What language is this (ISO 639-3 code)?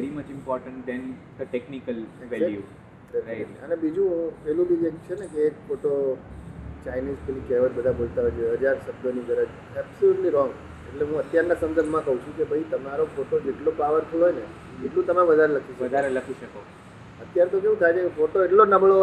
guj